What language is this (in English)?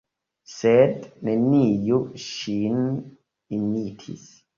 Esperanto